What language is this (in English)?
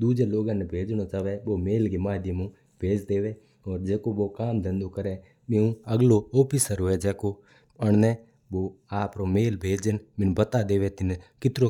Mewari